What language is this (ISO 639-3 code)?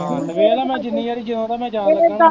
pan